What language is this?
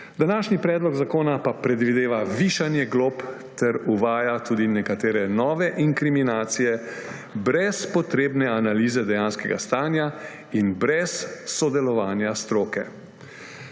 Slovenian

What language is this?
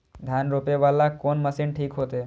Maithili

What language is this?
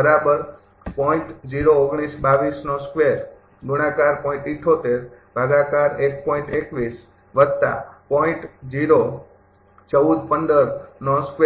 Gujarati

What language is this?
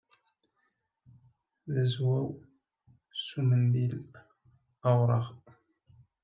Kabyle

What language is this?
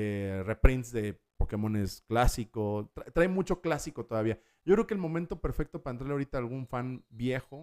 Spanish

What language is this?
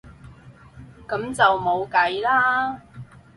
Cantonese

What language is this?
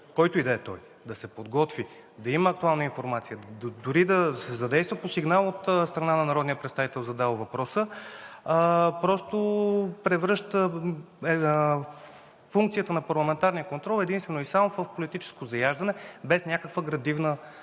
Bulgarian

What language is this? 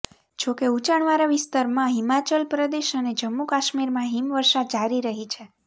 Gujarati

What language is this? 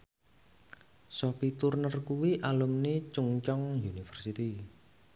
Javanese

